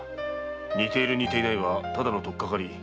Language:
Japanese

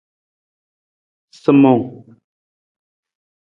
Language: Nawdm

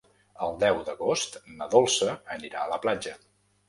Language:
Catalan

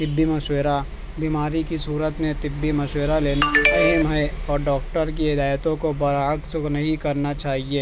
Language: Urdu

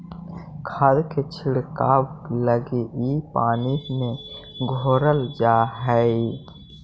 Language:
Magahi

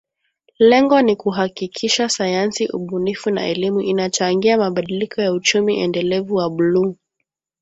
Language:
Swahili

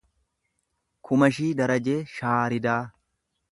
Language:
Oromo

